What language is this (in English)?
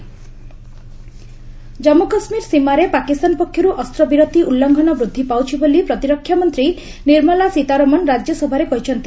Odia